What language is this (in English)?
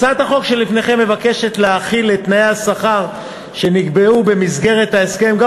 Hebrew